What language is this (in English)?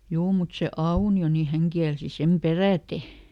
Finnish